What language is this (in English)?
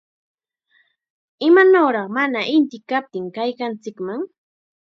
Chiquián Ancash Quechua